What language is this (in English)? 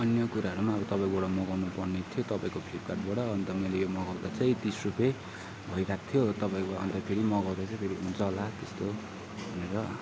Nepali